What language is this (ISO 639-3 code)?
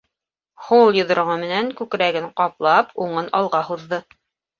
bak